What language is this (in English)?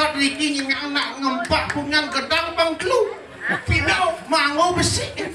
Indonesian